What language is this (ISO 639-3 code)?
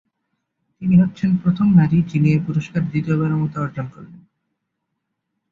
ben